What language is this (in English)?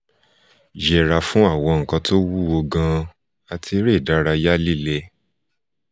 Yoruba